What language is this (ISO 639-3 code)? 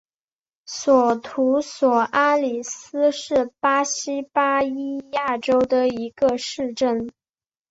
zho